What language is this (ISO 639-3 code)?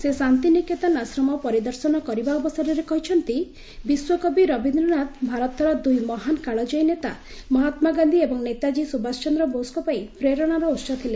ori